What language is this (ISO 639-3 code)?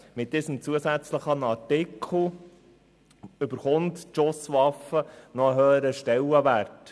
gsw